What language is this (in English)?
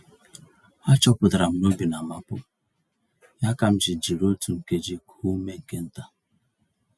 Igbo